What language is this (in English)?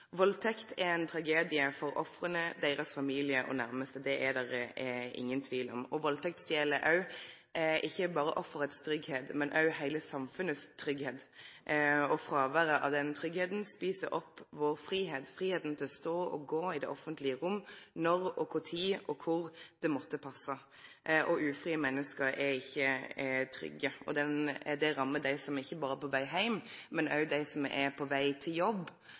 Norwegian Nynorsk